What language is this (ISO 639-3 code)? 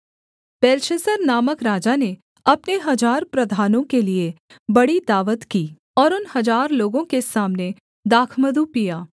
hin